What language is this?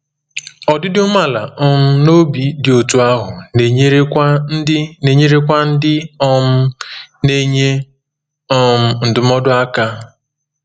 Igbo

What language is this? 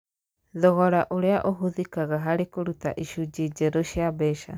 Kikuyu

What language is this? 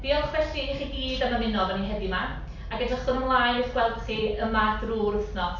Welsh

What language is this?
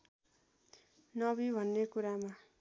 Nepali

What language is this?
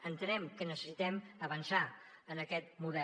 Catalan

